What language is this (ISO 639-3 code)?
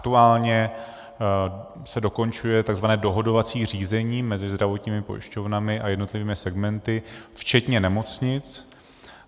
ces